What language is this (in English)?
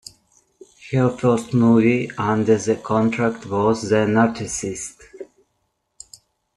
English